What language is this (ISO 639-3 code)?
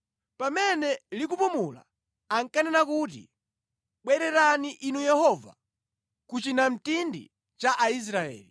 nya